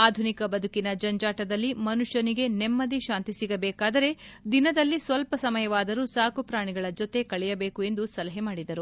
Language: Kannada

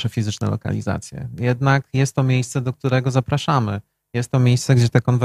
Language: Polish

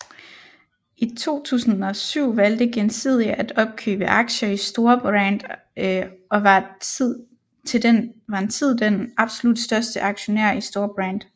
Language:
Danish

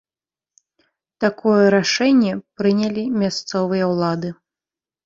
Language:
Belarusian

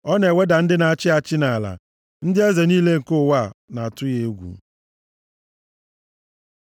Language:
Igbo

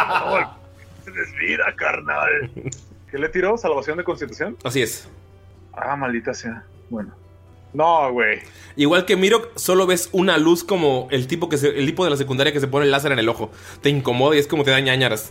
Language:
Spanish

